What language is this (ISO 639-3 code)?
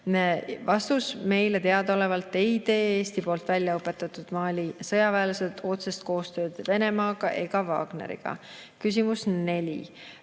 est